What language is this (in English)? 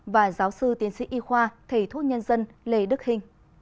Vietnamese